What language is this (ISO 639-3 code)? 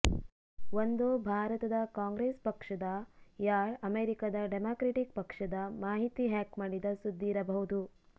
kan